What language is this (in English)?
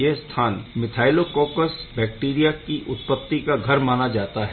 Hindi